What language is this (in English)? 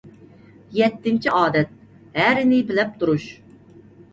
Uyghur